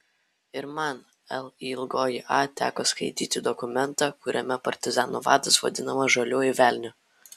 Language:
Lithuanian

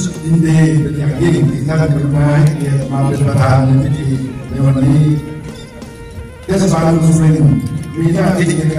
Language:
Thai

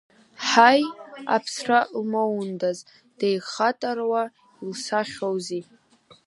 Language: Abkhazian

